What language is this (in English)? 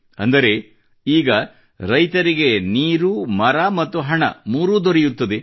Kannada